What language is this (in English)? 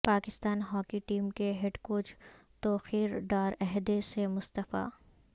Urdu